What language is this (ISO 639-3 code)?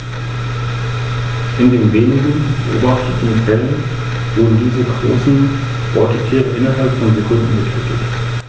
deu